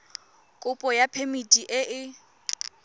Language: Tswana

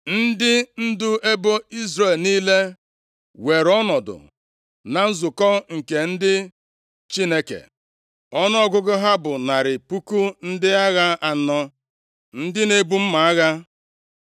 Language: Igbo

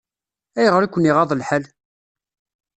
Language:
Kabyle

